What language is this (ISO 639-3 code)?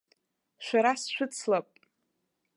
abk